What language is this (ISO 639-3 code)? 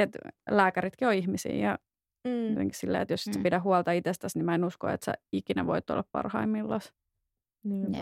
fin